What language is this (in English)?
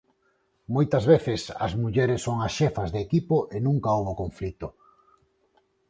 Galician